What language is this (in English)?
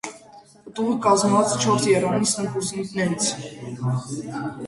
Armenian